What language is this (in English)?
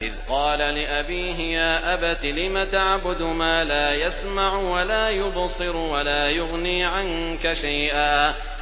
Arabic